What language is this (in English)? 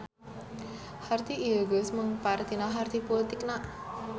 Sundanese